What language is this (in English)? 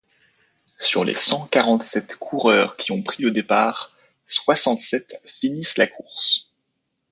French